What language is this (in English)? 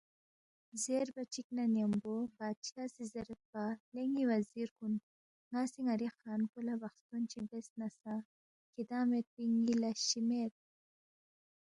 Balti